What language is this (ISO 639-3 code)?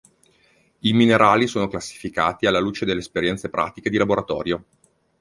ita